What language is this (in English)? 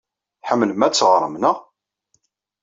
Kabyle